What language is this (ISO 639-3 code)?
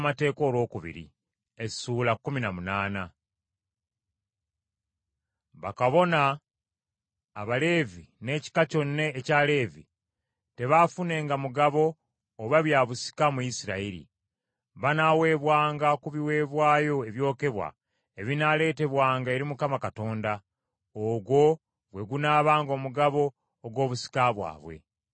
lug